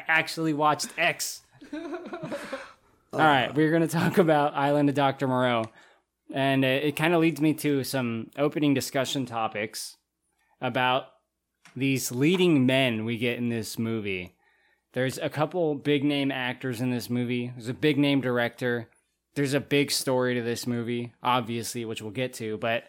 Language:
English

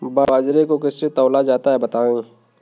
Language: Hindi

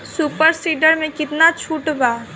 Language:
Bhojpuri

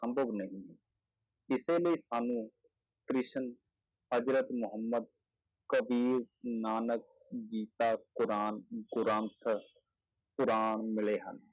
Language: Punjabi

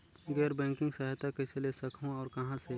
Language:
Chhattisgarhi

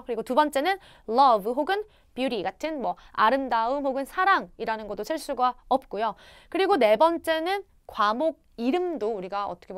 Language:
Korean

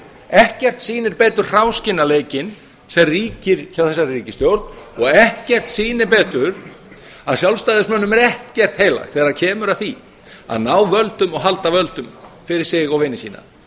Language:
Icelandic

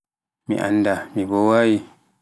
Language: Pular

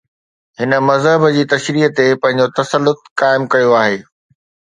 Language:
Sindhi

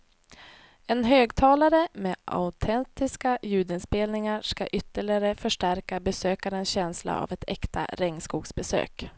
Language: Swedish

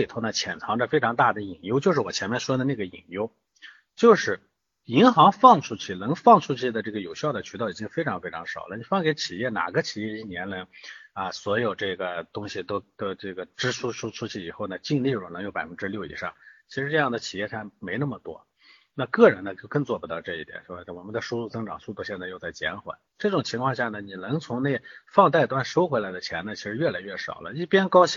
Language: Chinese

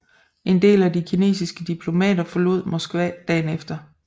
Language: Danish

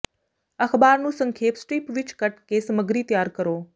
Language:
Punjabi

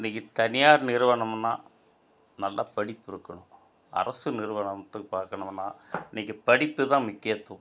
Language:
Tamil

